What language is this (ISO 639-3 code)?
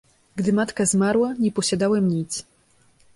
pol